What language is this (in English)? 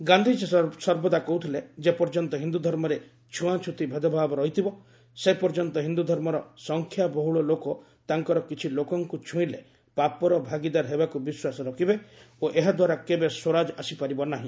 Odia